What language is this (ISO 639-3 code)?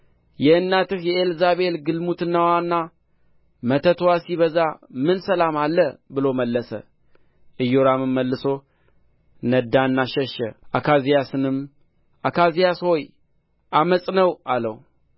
amh